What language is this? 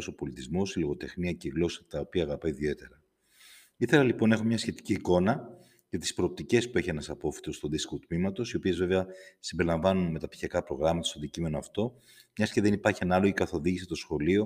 Greek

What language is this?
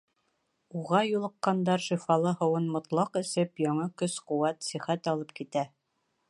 Bashkir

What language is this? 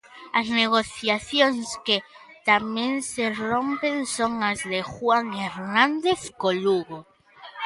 Galician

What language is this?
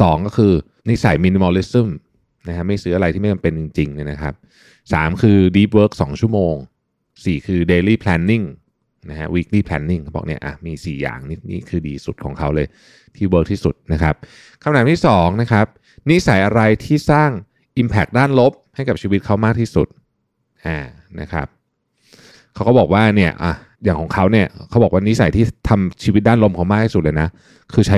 Thai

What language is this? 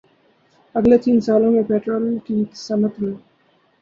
Urdu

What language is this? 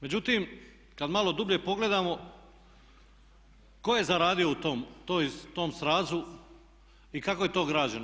Croatian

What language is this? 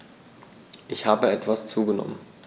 German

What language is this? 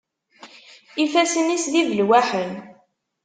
Kabyle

